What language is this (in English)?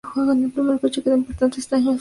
Spanish